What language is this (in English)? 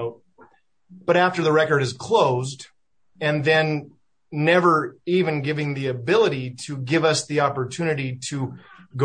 English